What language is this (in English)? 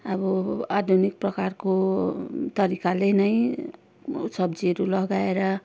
Nepali